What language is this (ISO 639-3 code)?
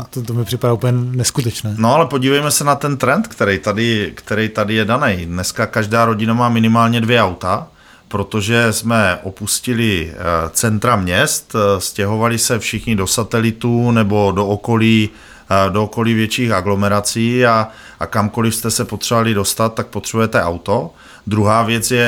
ces